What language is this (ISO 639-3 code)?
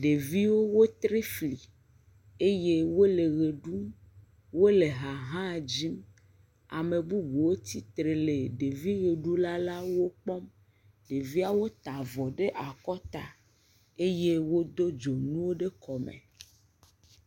ewe